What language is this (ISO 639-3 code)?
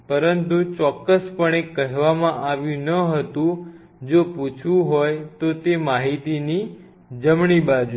guj